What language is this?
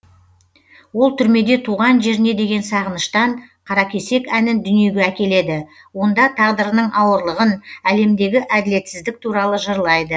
Kazakh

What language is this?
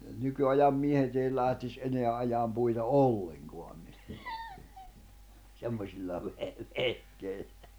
Finnish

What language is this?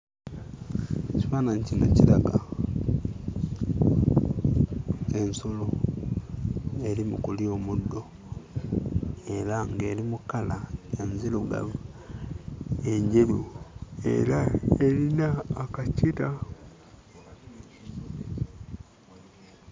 Ganda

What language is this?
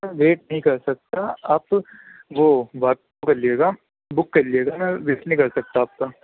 Urdu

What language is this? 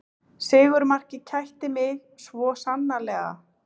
Icelandic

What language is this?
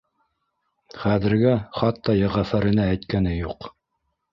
Bashkir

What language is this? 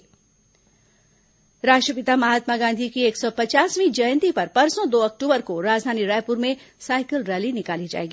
Hindi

